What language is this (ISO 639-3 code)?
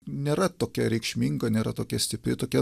lit